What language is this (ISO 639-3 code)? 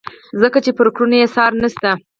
pus